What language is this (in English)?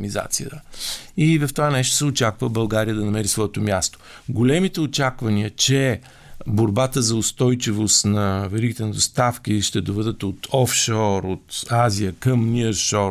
Bulgarian